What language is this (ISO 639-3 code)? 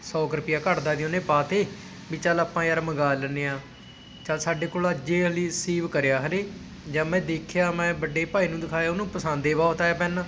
pan